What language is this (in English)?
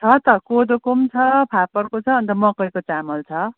Nepali